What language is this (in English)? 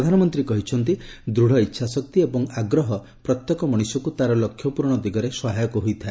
Odia